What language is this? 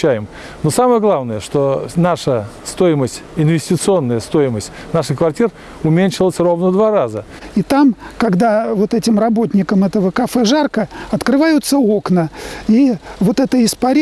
Russian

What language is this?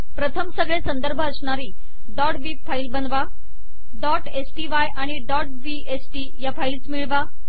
Marathi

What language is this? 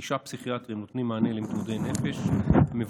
Hebrew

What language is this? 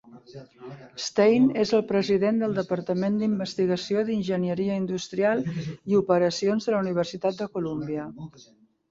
Catalan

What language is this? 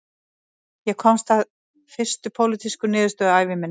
Icelandic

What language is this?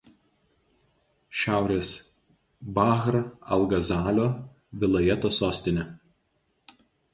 Lithuanian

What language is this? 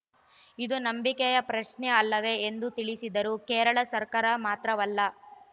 Kannada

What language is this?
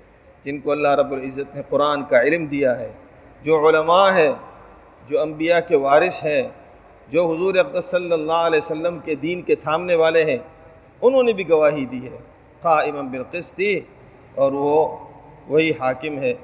Urdu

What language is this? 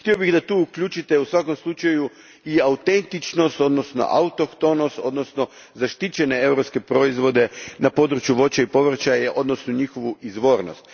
Croatian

